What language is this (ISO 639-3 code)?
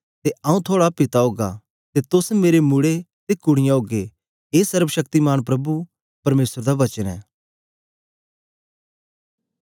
doi